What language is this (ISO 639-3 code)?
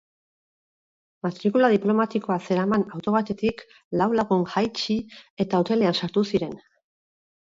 eus